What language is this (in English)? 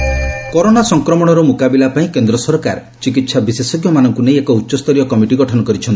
Odia